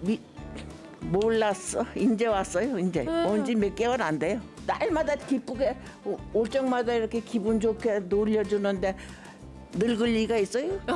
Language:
Korean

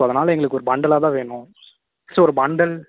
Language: Tamil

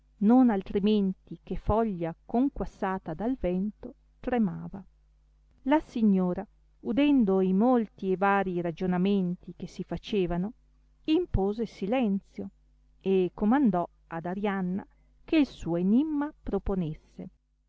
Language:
Italian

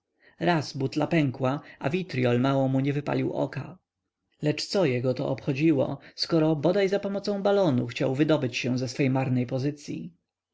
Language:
Polish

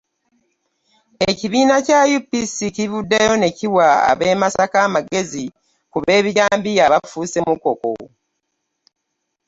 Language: Ganda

